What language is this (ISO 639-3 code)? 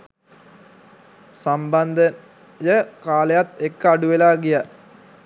sin